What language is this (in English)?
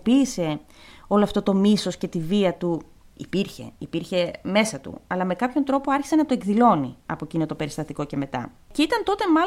Greek